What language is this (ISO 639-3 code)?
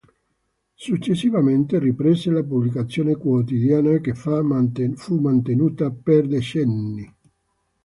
ita